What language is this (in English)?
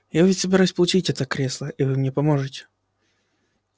Russian